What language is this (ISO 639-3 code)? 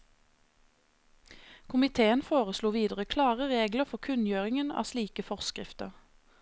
nor